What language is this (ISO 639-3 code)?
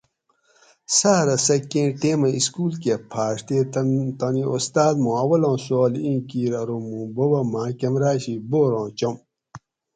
gwc